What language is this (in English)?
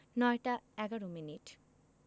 Bangla